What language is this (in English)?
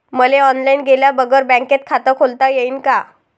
Marathi